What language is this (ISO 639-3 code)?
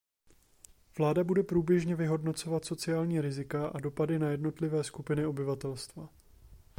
ces